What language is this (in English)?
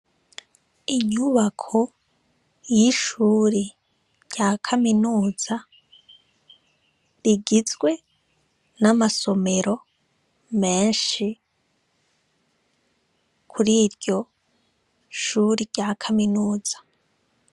Rundi